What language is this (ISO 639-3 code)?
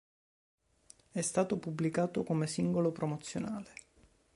ita